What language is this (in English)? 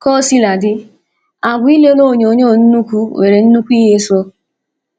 Igbo